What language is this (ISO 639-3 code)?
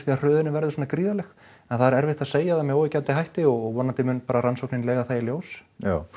isl